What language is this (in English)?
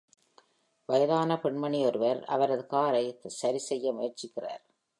Tamil